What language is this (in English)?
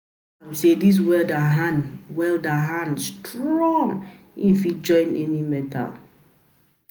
Nigerian Pidgin